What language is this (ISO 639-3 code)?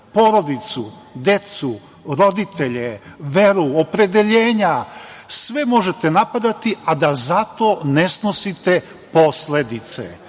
srp